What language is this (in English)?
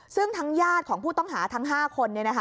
Thai